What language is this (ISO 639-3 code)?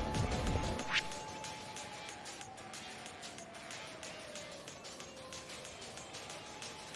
jpn